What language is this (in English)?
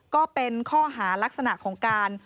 Thai